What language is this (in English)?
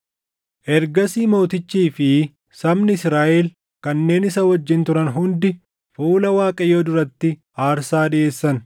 Oromo